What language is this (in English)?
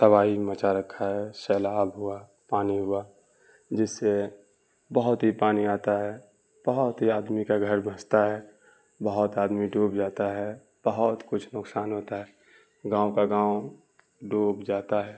Urdu